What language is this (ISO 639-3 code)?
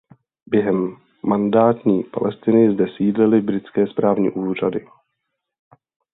ces